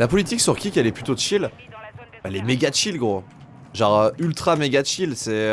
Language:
French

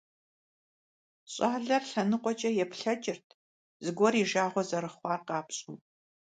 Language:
Kabardian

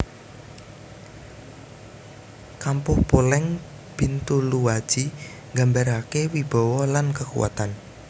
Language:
Javanese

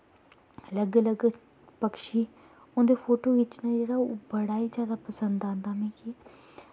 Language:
Dogri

